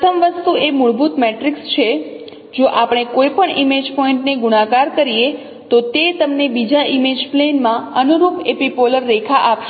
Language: Gujarati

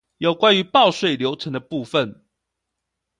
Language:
Chinese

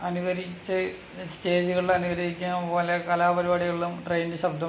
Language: Malayalam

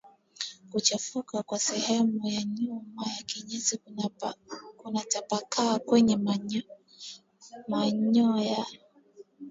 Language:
Swahili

